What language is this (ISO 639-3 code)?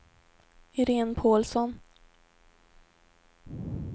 swe